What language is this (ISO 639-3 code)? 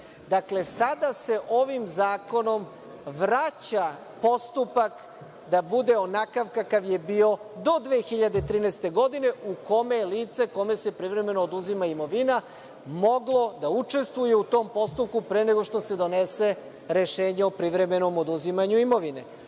srp